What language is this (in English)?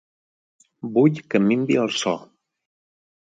Catalan